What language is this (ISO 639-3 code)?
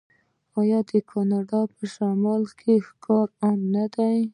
pus